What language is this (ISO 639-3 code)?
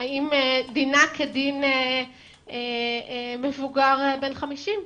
heb